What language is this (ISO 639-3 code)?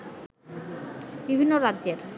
ben